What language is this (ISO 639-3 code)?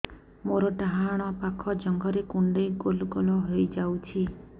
ori